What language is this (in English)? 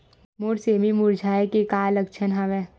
Chhattisgarhi